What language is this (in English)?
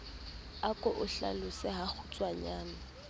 Southern Sotho